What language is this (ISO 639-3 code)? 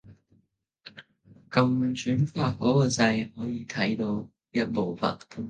yue